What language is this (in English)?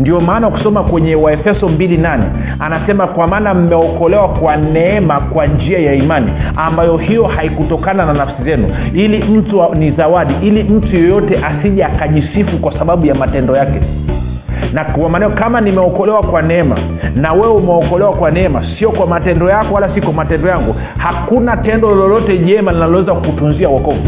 Swahili